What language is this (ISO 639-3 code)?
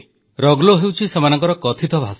ori